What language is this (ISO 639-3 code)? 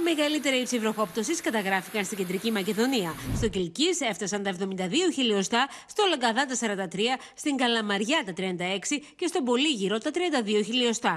ell